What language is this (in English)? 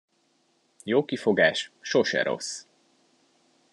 Hungarian